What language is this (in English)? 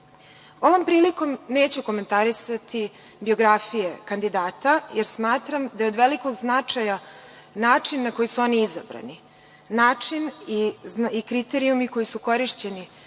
Serbian